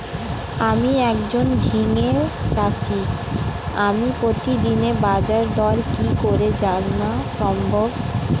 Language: Bangla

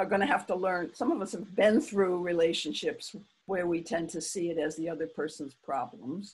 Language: English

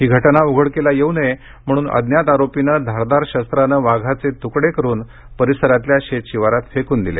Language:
Marathi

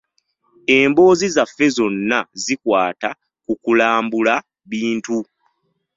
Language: Ganda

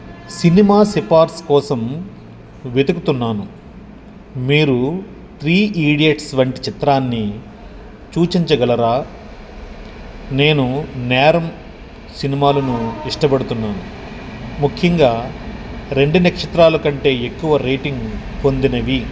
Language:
Telugu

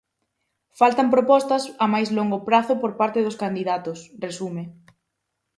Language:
Galician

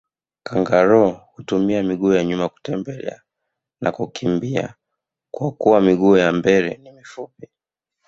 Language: Swahili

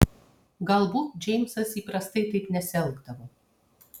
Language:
Lithuanian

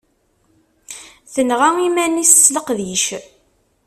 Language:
Kabyle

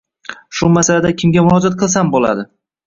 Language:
Uzbek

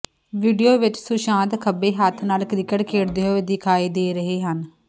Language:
Punjabi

